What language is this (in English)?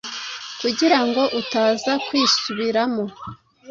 Kinyarwanda